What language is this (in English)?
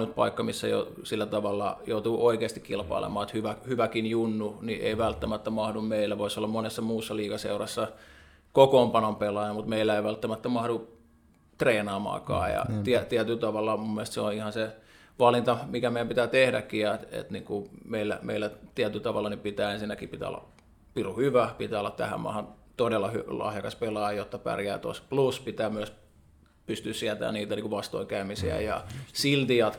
Finnish